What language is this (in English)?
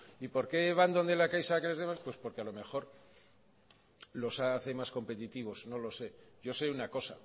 Spanish